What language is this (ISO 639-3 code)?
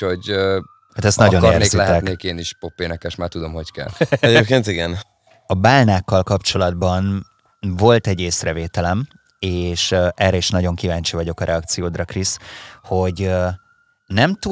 hun